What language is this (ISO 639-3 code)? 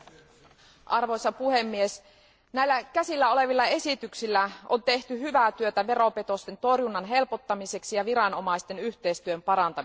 fin